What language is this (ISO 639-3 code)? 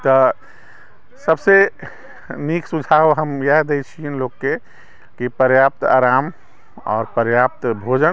mai